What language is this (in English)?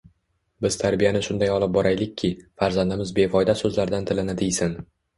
Uzbek